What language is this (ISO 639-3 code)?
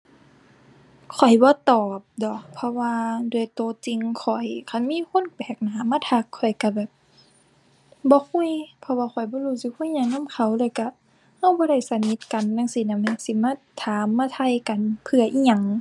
tha